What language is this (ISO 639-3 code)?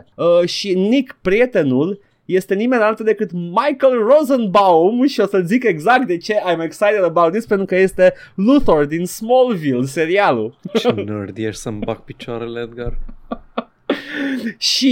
ron